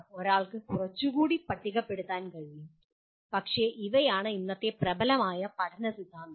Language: Malayalam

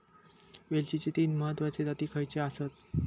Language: Marathi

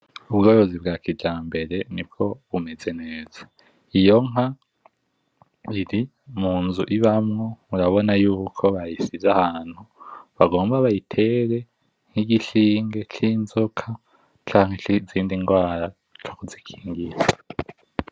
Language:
Rundi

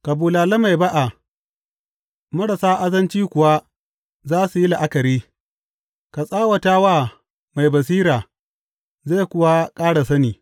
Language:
Hausa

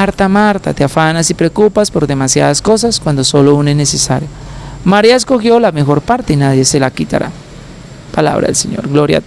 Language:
Spanish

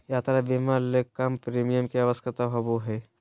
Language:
Magahi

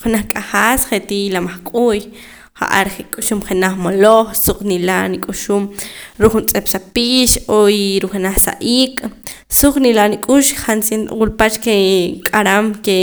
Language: Poqomam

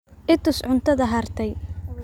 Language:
Somali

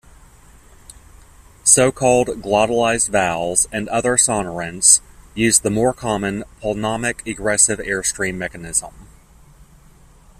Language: English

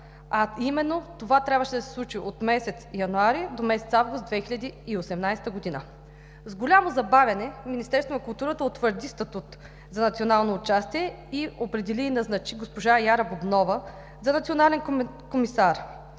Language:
Bulgarian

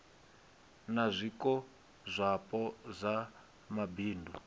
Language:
Venda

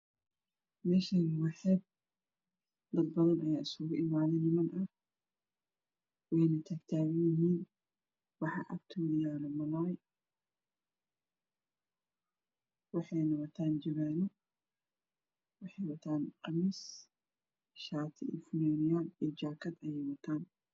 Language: Somali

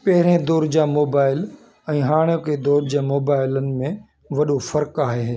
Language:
Sindhi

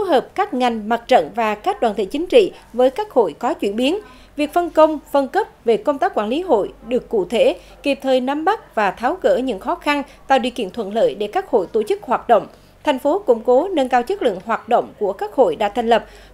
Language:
Vietnamese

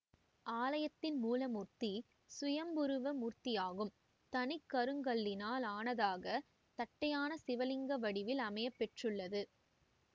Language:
Tamil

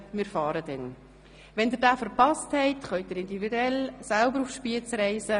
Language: Swiss German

